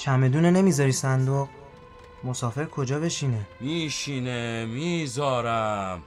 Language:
Persian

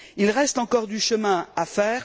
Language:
French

